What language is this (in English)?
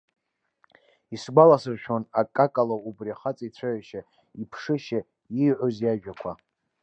Abkhazian